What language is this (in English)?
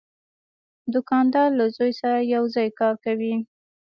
Pashto